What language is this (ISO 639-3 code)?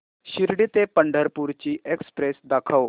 mar